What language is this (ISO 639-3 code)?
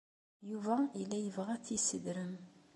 kab